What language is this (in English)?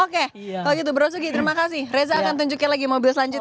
Indonesian